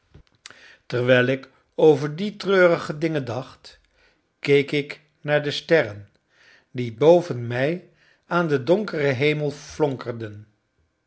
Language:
Dutch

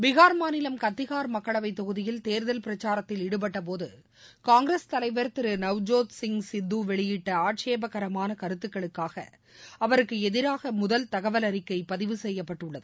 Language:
Tamil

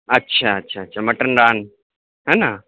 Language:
Urdu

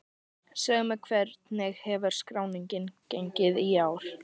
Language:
Icelandic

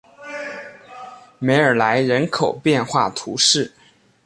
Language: Chinese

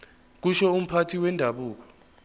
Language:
Zulu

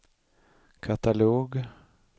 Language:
Swedish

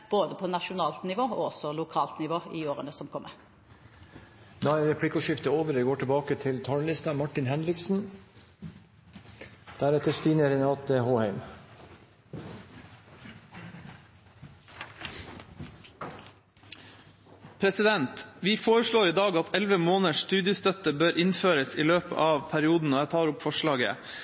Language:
Norwegian Bokmål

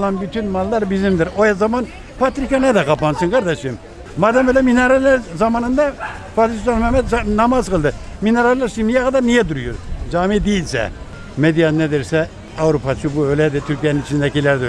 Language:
Turkish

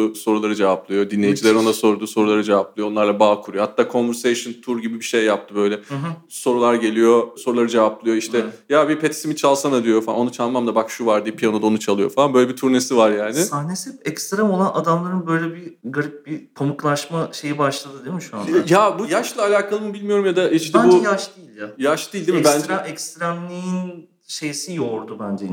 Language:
Turkish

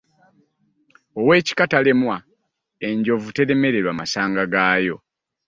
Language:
Ganda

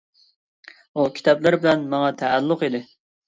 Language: Uyghur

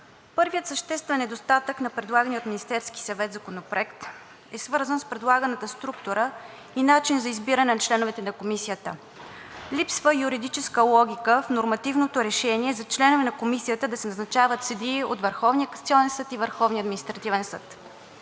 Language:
Bulgarian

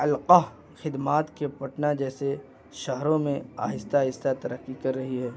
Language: Urdu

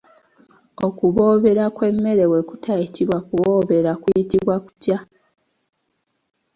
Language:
Ganda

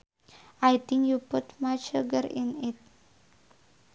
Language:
Sundanese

